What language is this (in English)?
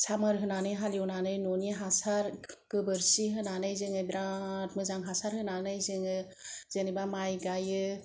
Bodo